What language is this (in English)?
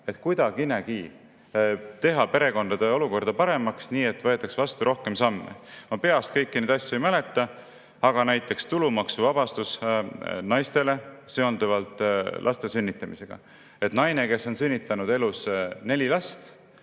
Estonian